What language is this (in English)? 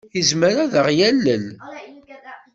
Kabyle